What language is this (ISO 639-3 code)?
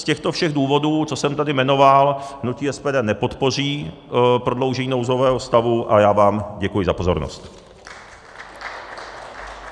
ces